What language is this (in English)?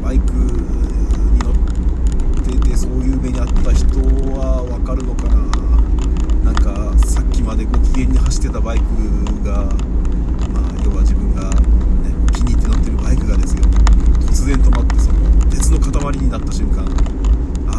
Japanese